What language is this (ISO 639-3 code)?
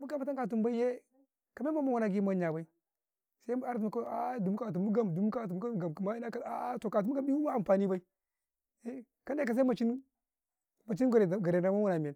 kai